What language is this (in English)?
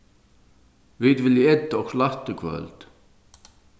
Faroese